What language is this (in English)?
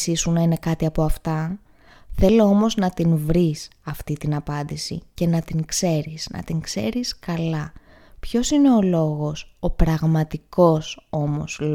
Greek